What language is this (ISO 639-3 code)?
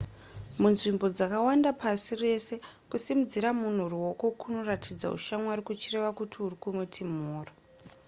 sna